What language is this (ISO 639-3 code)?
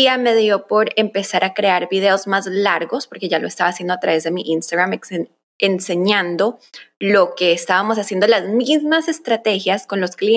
spa